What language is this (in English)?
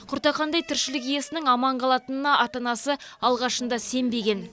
Kazakh